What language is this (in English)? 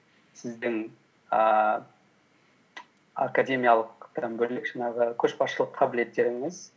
Kazakh